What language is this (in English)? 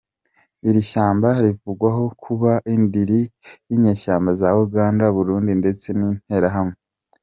Kinyarwanda